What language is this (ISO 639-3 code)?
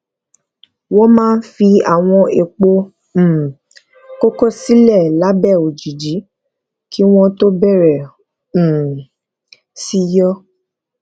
yor